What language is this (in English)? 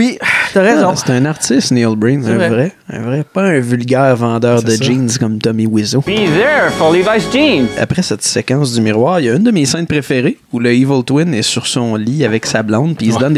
French